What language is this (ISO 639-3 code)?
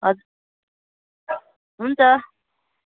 nep